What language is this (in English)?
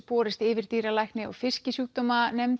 Icelandic